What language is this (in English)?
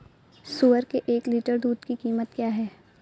Hindi